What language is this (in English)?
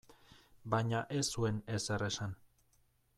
Basque